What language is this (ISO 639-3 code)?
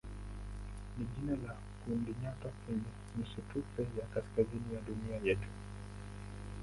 swa